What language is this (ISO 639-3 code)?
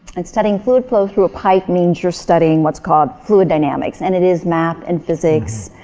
eng